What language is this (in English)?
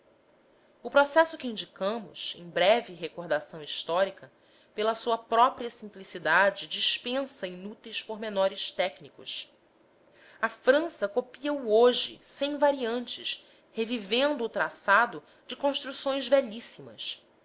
Portuguese